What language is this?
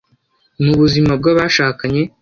Kinyarwanda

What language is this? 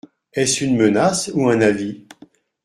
French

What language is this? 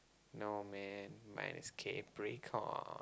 English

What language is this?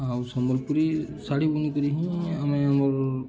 Odia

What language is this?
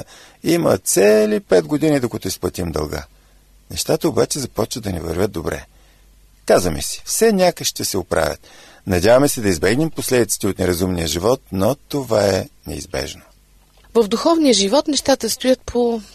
Bulgarian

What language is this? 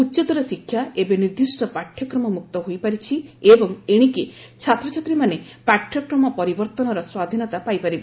Odia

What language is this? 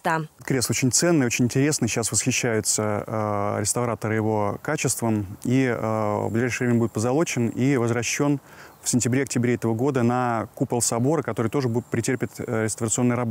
Russian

